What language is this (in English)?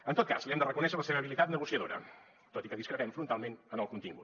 Catalan